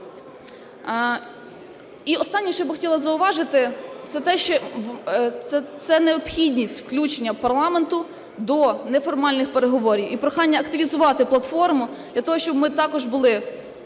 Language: Ukrainian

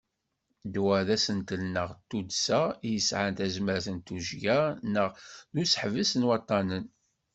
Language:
Kabyle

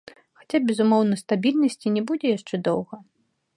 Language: Belarusian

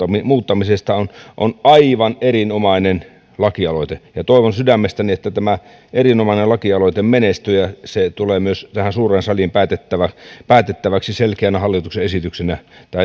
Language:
Finnish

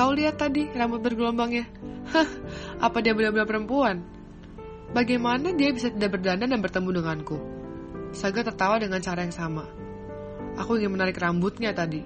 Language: Indonesian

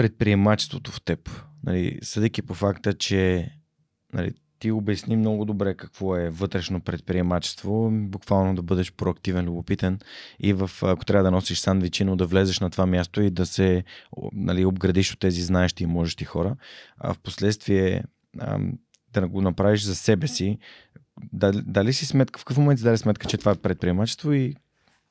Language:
Bulgarian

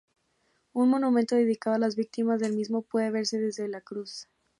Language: Spanish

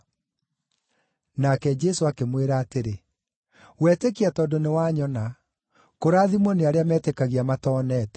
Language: Kikuyu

